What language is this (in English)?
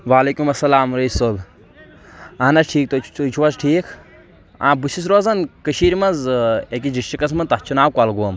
Kashmiri